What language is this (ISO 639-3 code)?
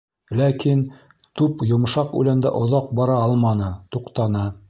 bak